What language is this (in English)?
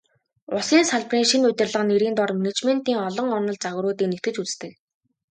Mongolian